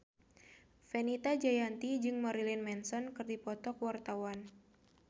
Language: Sundanese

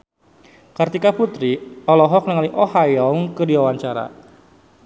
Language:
Sundanese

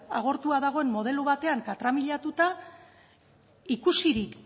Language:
Basque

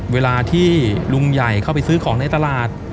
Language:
Thai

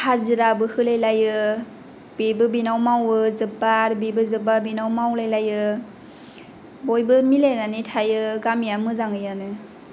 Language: Bodo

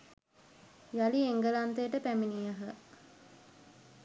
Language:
Sinhala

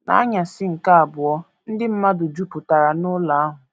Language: Igbo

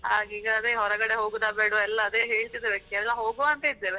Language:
Kannada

